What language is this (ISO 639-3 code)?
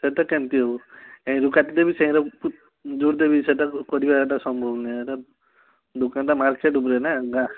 ori